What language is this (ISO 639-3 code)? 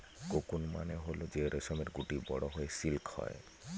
ben